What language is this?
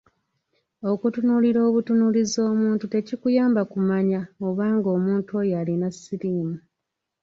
Ganda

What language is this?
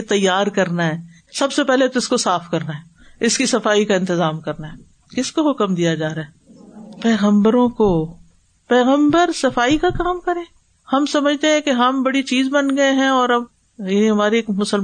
Urdu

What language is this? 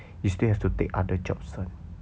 English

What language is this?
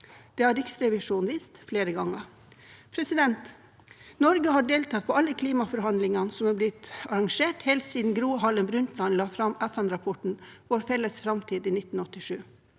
Norwegian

